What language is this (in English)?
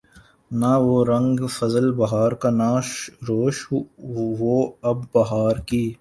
Urdu